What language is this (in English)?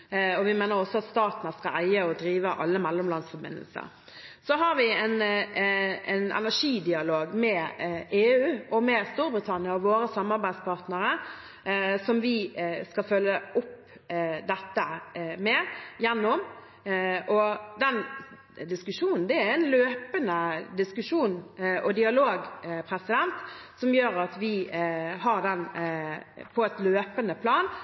Norwegian Bokmål